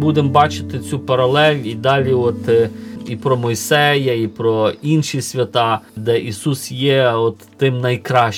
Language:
Ukrainian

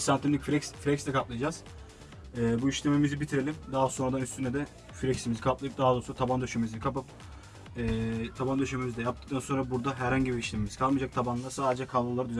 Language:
Turkish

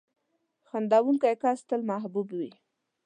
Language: Pashto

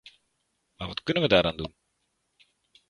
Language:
Dutch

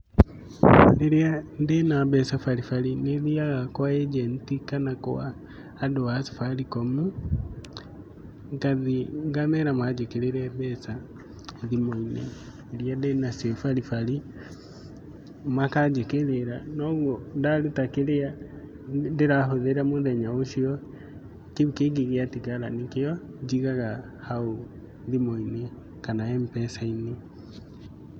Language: Kikuyu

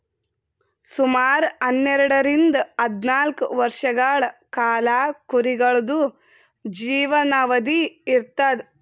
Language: Kannada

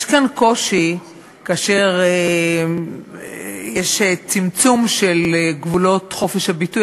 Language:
Hebrew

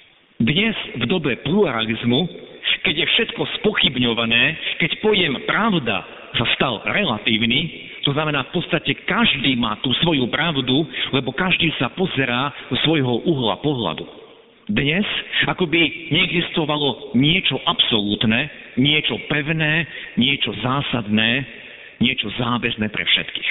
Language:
Slovak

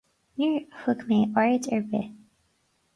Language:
Irish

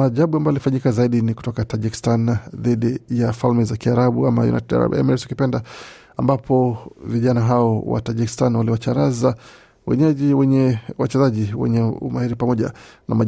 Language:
Swahili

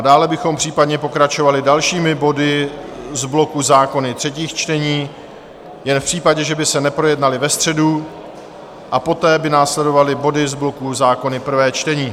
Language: Czech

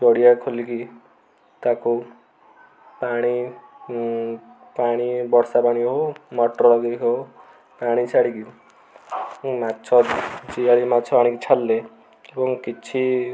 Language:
Odia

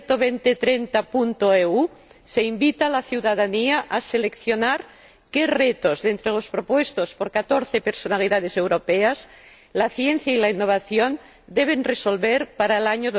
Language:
Spanish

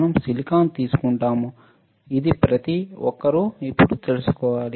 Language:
Telugu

